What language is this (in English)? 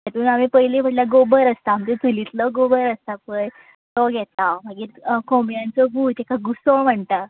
Konkani